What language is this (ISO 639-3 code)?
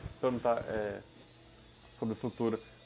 por